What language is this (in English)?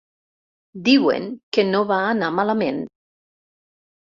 Catalan